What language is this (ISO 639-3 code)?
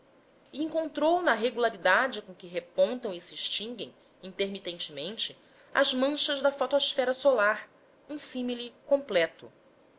por